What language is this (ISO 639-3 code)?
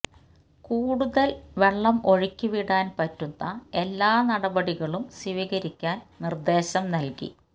mal